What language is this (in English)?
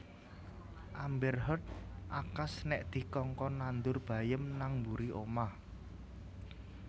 Javanese